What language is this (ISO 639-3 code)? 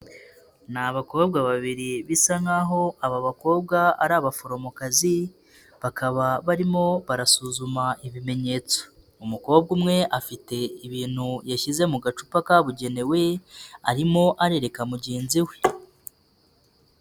kin